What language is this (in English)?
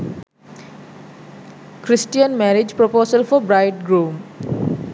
Sinhala